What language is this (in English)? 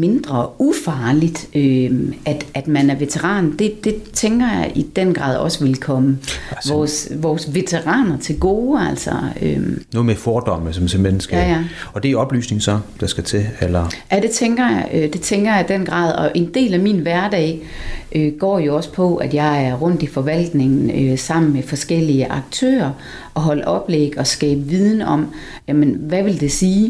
Danish